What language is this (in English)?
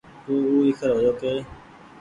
Goaria